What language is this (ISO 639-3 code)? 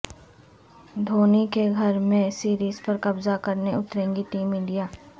urd